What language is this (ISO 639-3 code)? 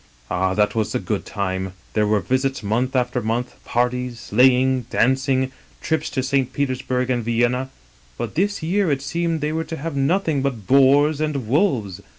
eng